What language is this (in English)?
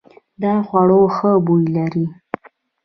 Pashto